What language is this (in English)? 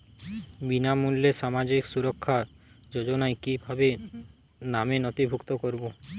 Bangla